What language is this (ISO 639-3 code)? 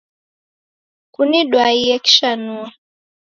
dav